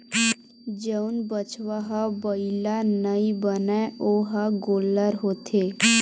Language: Chhattisgarhi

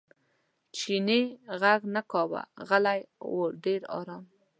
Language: Pashto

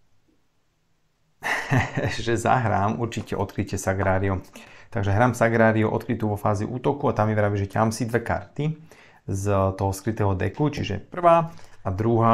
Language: Slovak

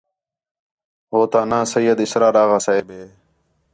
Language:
Khetrani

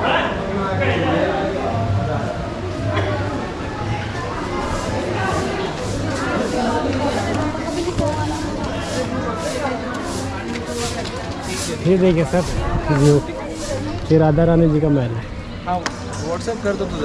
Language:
Hindi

